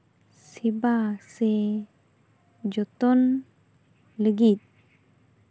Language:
Santali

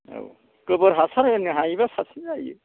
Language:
Bodo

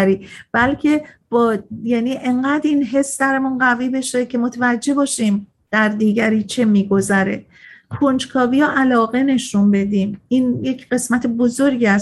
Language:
Persian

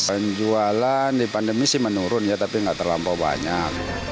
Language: Indonesian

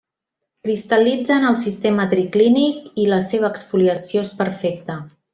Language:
Catalan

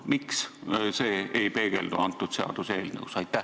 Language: Estonian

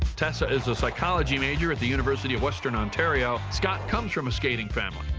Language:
English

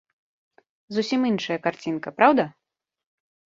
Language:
Belarusian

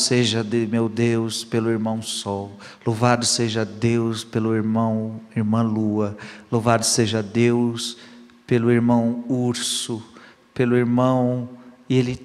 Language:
Portuguese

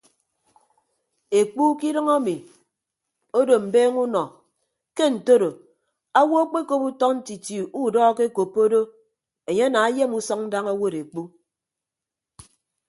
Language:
Ibibio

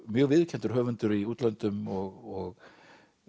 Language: Icelandic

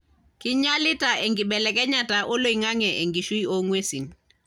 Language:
Masai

